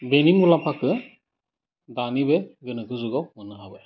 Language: Bodo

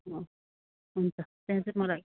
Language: Nepali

